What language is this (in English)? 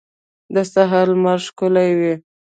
Pashto